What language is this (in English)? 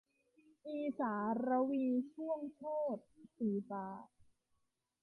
Thai